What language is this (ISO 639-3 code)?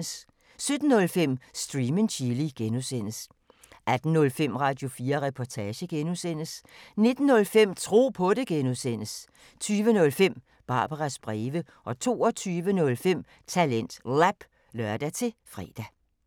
dan